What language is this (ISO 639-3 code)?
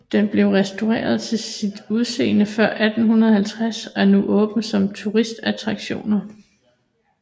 dan